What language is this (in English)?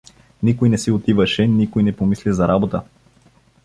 Bulgarian